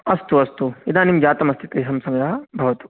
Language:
Sanskrit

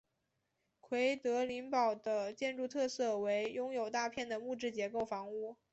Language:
Chinese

